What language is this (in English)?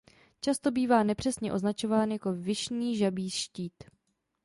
Czech